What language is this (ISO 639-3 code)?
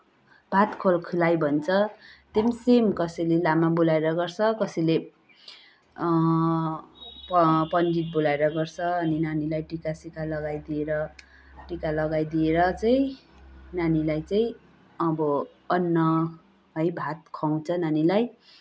nep